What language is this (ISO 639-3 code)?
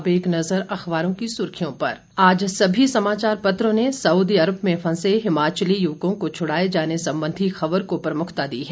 hin